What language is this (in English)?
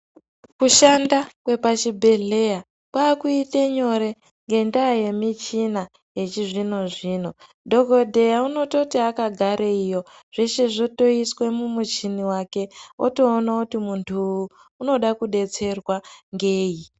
Ndau